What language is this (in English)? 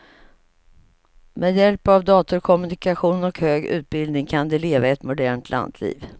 Swedish